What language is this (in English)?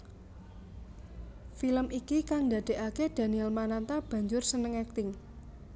Javanese